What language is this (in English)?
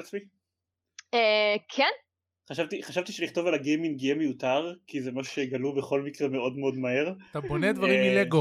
Hebrew